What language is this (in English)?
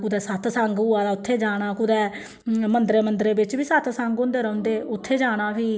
Dogri